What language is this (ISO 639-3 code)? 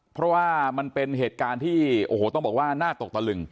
tha